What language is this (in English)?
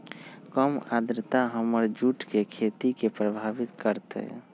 Magahi